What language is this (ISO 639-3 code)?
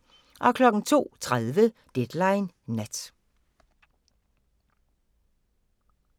dan